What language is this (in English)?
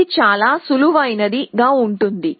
Telugu